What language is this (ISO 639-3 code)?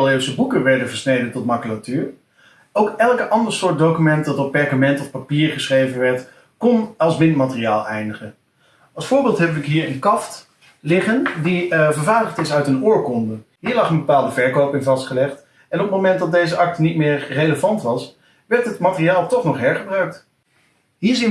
nld